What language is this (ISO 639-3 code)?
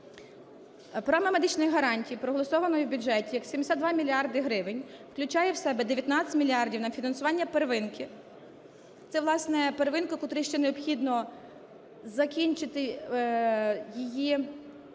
ukr